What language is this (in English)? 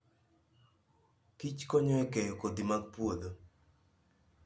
Luo (Kenya and Tanzania)